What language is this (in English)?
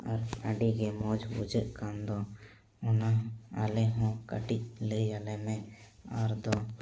Santali